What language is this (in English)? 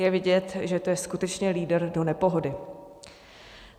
Czech